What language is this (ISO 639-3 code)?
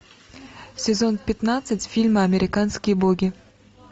rus